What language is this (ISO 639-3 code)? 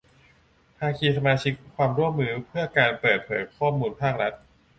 tha